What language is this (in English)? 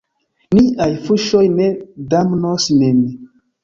Esperanto